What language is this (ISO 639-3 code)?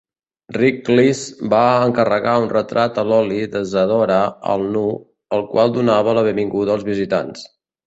cat